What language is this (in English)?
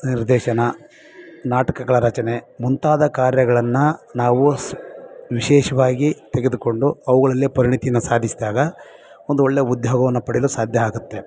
Kannada